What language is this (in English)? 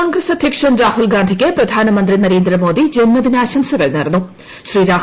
Malayalam